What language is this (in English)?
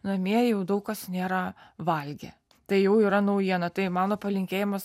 Lithuanian